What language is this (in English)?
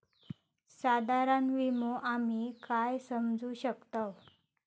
Marathi